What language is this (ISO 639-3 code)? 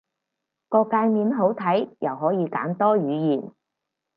yue